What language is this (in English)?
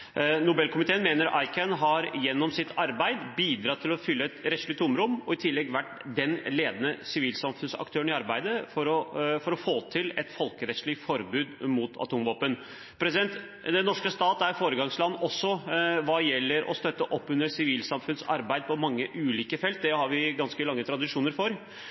Norwegian Bokmål